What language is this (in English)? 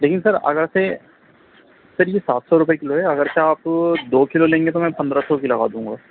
Urdu